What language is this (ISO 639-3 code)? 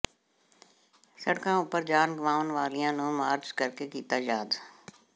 pan